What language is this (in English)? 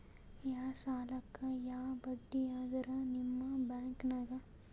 Kannada